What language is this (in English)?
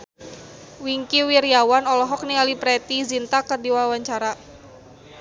Sundanese